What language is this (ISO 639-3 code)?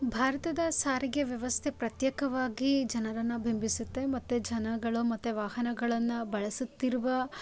kan